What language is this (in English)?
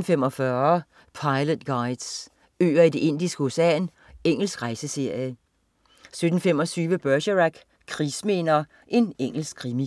Danish